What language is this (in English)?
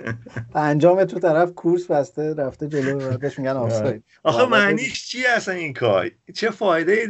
Persian